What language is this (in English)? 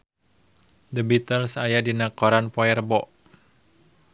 Sundanese